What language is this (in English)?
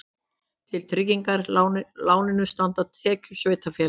Icelandic